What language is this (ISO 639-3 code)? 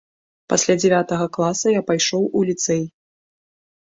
bel